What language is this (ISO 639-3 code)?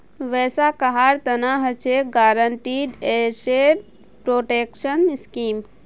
mag